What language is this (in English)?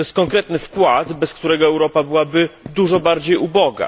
Polish